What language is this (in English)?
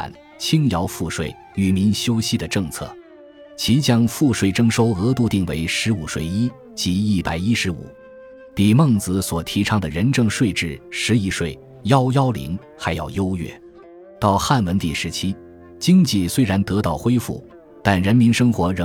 Chinese